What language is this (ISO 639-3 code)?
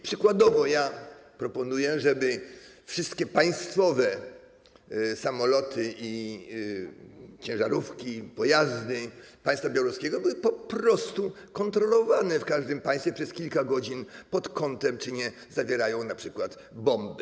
pol